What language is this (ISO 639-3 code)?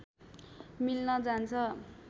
nep